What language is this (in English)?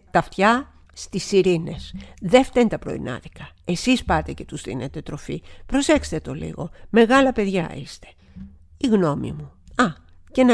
Greek